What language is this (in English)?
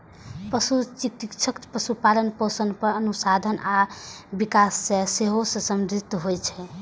Maithili